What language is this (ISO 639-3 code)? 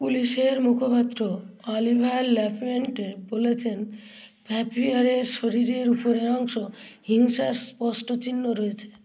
ben